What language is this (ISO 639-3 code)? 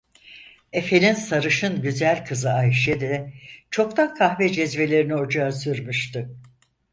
tur